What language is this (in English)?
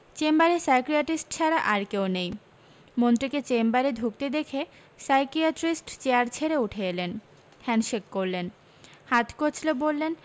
Bangla